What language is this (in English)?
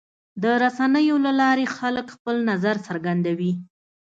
Pashto